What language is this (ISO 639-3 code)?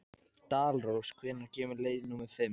isl